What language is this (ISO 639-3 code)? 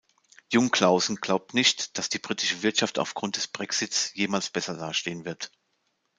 deu